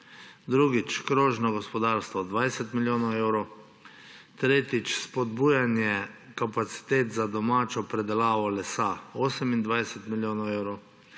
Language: Slovenian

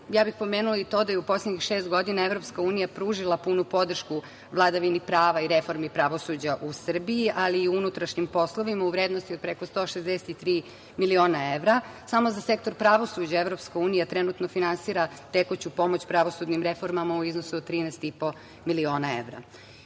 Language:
Serbian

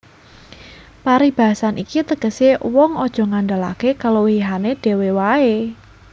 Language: Javanese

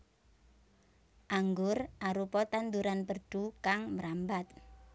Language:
Javanese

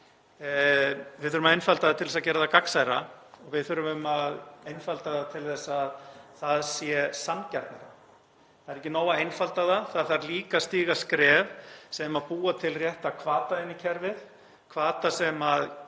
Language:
Icelandic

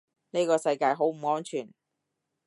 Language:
Cantonese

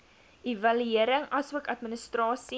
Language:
Afrikaans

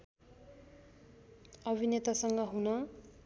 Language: Nepali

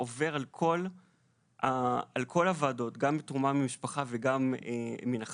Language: Hebrew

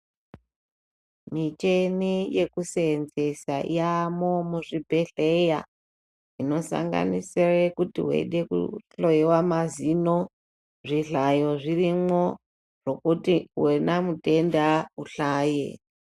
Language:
Ndau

